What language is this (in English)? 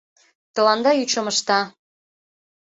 Mari